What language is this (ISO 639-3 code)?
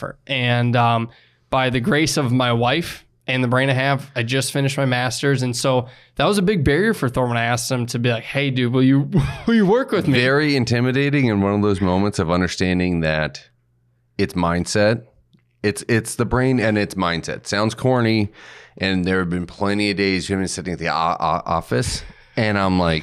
eng